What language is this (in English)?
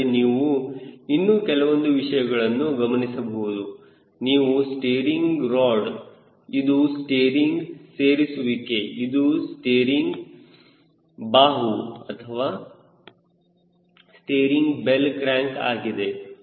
Kannada